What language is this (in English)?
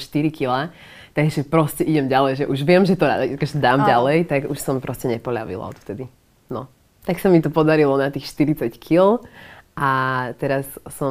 Slovak